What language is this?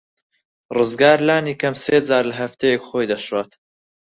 Central Kurdish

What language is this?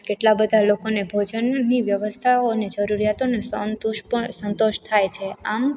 Gujarati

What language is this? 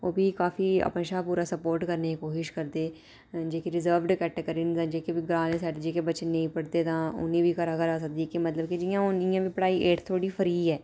Dogri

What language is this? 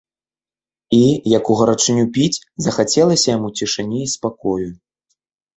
Belarusian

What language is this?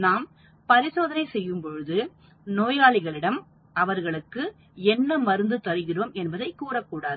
Tamil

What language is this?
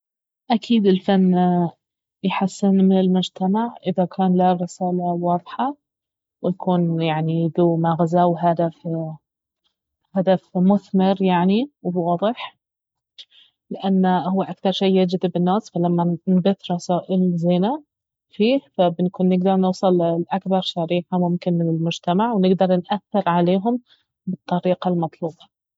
Baharna Arabic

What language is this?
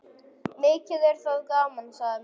Icelandic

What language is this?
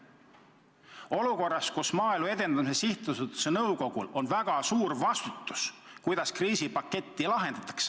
Estonian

